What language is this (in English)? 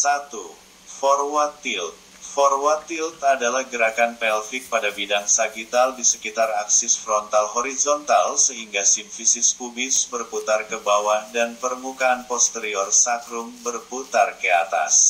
Indonesian